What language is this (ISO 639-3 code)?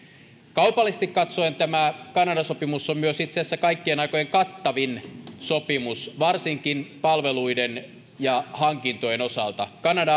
fin